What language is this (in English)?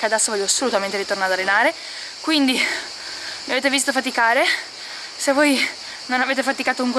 Italian